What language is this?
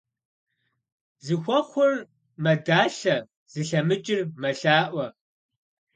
Kabardian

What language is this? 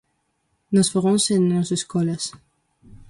Galician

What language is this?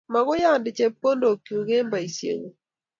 Kalenjin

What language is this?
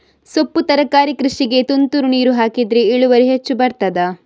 Kannada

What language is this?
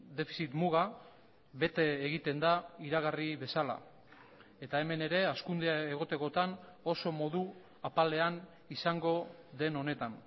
Basque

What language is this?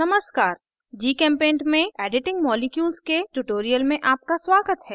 Hindi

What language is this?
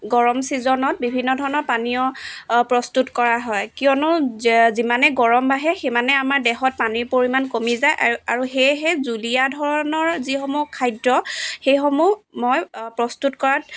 Assamese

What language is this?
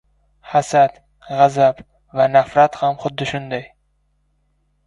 Uzbek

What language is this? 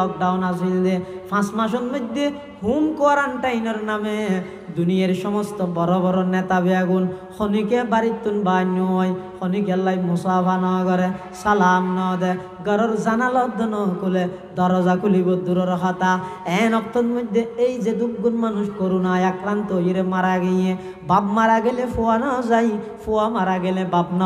French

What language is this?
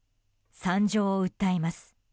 Japanese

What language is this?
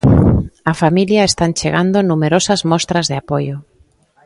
Galician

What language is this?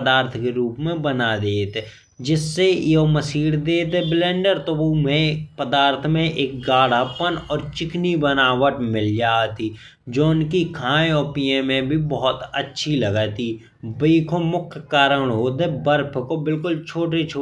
Bundeli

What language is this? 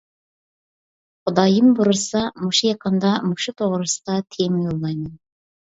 Uyghur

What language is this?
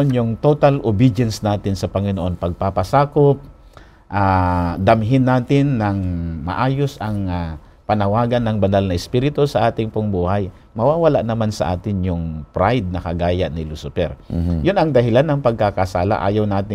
Filipino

